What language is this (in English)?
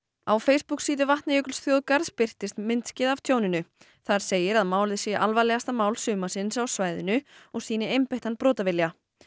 Icelandic